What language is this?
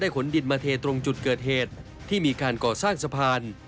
Thai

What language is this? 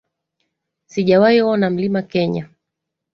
Swahili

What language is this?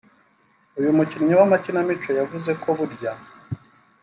Kinyarwanda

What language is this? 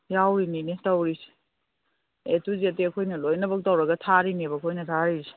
Manipuri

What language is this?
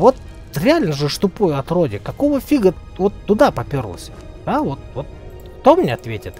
Russian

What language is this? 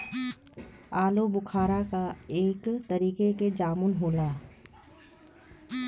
Bhojpuri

